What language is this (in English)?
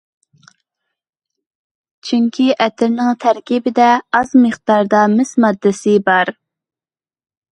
Uyghur